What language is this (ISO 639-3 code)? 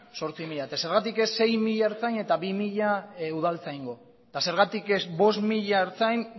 eus